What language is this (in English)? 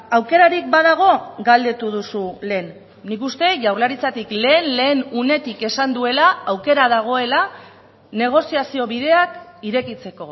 Basque